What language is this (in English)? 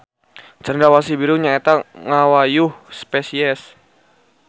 Sundanese